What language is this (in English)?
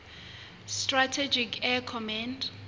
Southern Sotho